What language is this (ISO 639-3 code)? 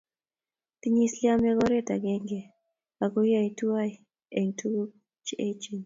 kln